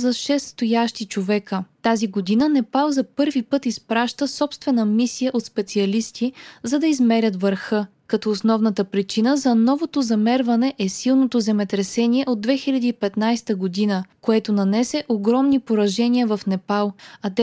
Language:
Bulgarian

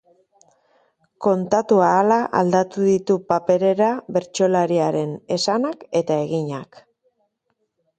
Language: Basque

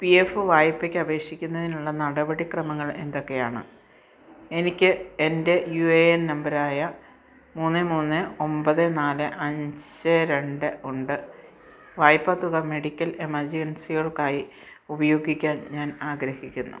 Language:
Malayalam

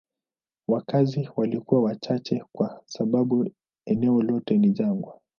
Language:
Swahili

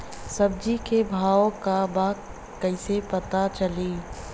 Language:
Bhojpuri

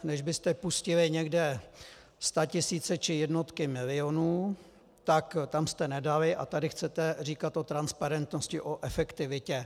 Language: Czech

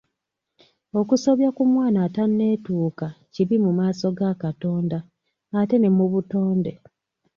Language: Ganda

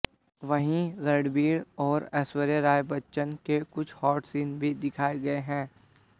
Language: Hindi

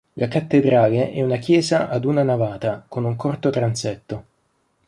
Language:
Italian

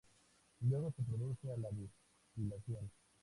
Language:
Spanish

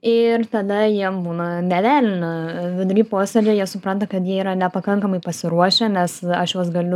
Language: Lithuanian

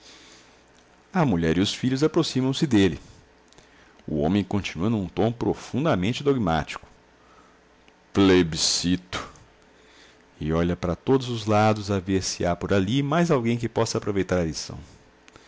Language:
Portuguese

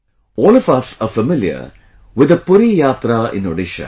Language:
English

